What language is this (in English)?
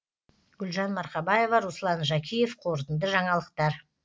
Kazakh